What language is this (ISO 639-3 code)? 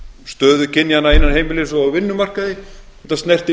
isl